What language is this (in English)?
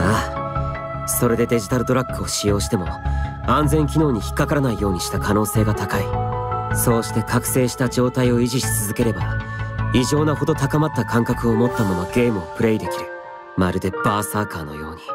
Japanese